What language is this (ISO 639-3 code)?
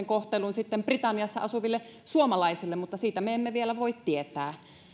fin